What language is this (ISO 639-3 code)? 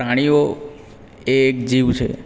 guj